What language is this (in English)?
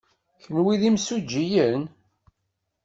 Kabyle